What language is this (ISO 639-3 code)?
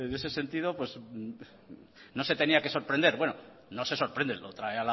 spa